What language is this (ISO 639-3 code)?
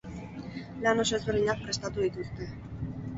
eus